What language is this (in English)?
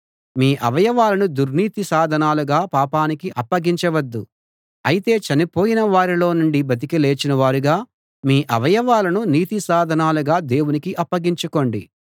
Telugu